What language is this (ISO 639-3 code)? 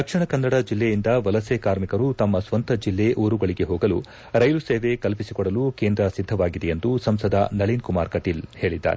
kan